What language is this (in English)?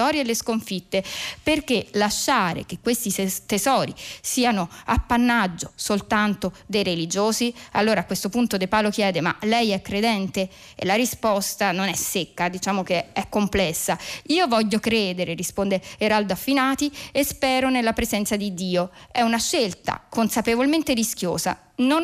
Italian